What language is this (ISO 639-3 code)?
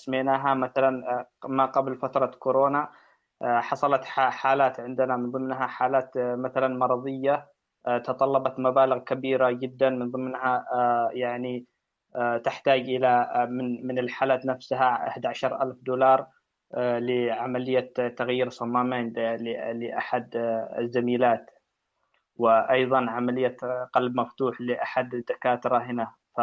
ara